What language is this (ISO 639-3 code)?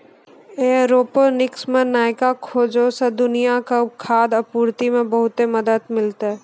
mai